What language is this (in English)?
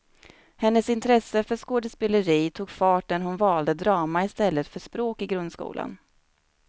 Swedish